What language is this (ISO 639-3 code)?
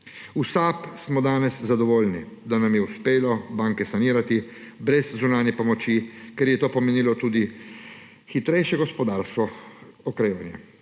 slv